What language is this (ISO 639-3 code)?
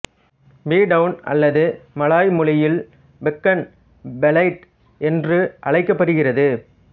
tam